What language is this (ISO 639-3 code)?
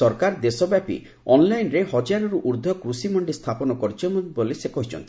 ori